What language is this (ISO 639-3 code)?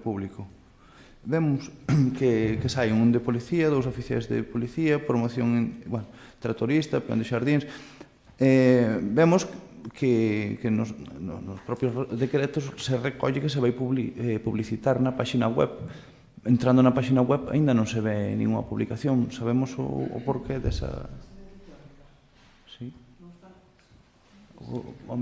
glg